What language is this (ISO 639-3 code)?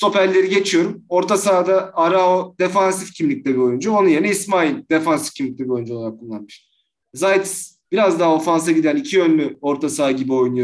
tur